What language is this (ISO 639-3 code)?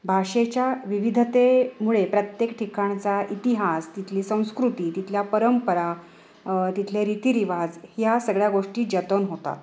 mar